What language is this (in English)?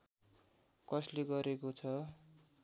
Nepali